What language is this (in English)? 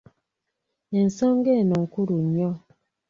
Ganda